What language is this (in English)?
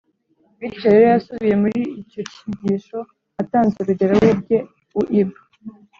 Kinyarwanda